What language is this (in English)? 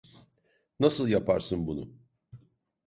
Turkish